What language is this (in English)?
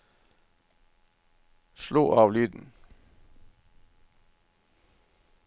Norwegian